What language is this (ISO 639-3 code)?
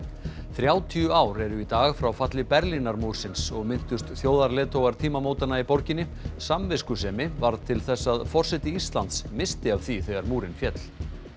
isl